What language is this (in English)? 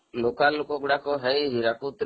Odia